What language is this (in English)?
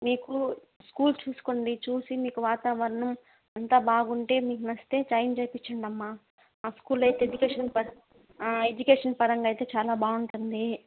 Telugu